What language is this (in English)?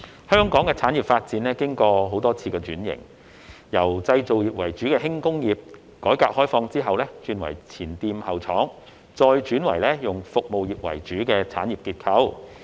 Cantonese